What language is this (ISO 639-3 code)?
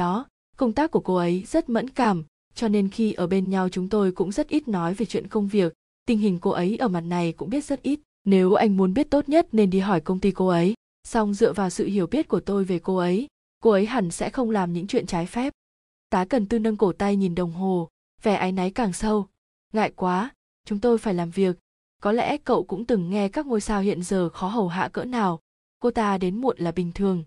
vie